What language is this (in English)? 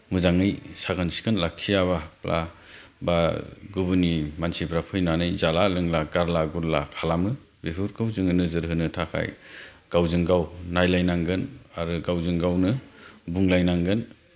Bodo